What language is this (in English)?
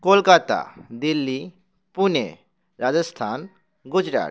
Bangla